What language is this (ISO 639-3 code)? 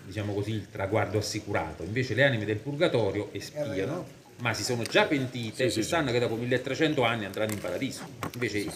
ita